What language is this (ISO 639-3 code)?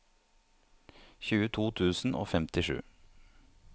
nor